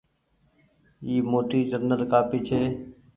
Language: Goaria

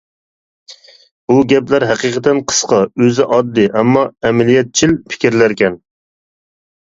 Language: Uyghur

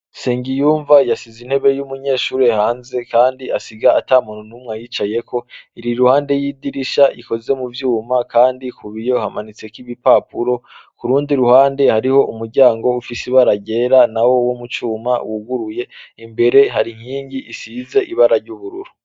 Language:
Rundi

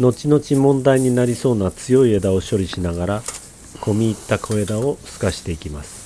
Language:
Japanese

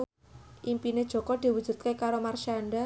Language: Javanese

